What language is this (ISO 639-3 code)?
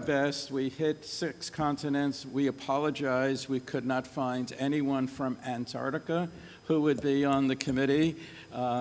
eng